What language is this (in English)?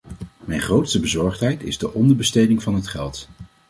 Dutch